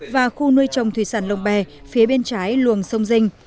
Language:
Vietnamese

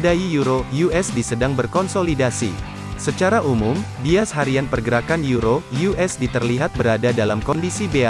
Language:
Indonesian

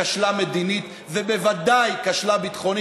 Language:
Hebrew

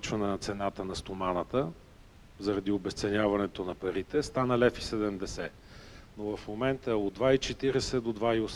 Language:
Bulgarian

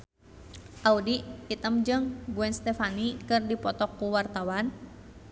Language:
Sundanese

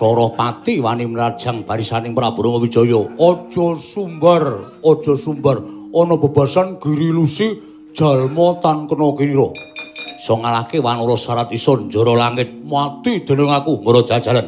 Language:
Indonesian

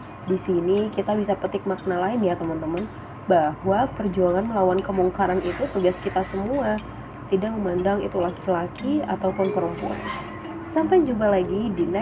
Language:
Indonesian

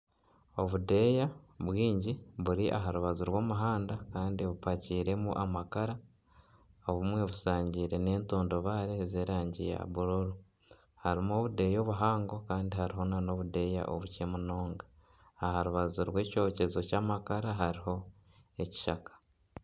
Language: Nyankole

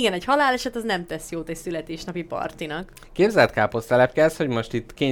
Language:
Hungarian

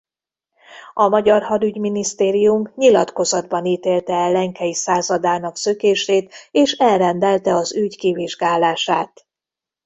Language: Hungarian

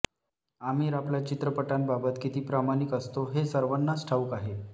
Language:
Marathi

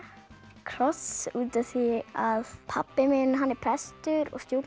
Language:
Icelandic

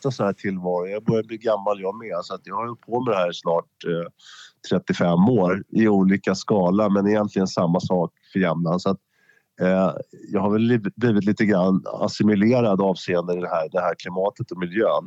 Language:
Swedish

